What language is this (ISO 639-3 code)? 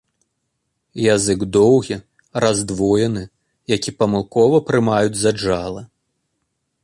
bel